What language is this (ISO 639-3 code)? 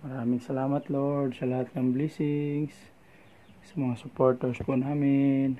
fil